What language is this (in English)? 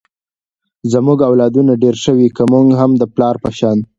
Pashto